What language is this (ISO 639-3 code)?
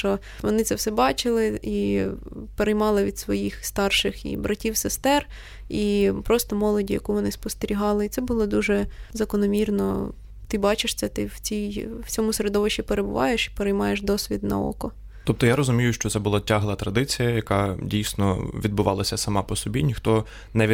ukr